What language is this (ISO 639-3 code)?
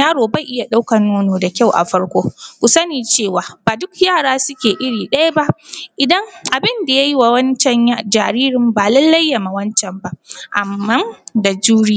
hau